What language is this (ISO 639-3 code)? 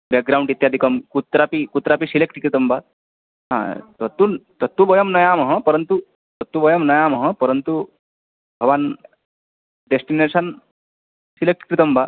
san